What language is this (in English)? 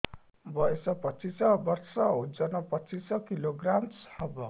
Odia